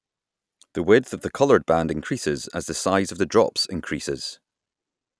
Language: English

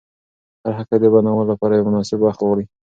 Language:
Pashto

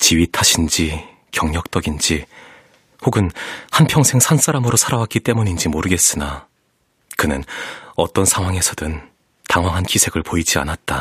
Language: Korean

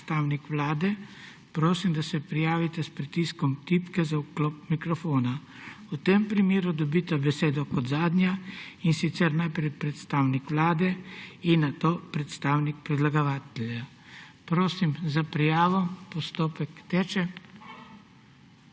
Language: Slovenian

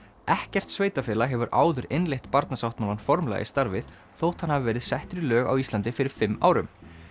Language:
Icelandic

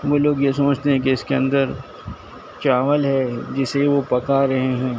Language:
Urdu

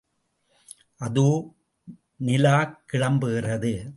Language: Tamil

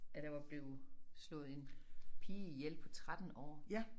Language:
Danish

